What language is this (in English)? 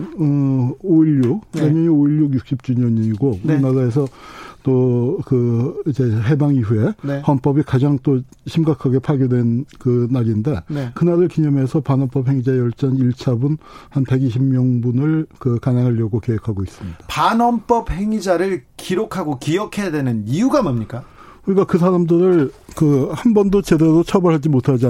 Korean